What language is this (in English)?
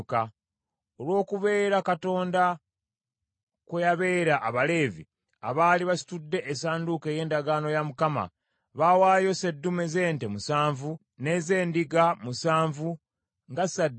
Ganda